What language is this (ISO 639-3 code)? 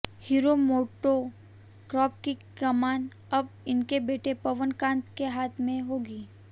hin